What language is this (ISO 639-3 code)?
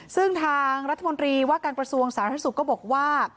tha